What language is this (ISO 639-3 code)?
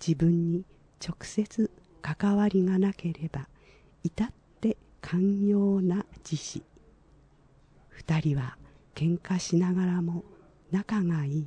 jpn